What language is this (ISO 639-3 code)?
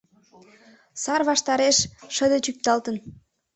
chm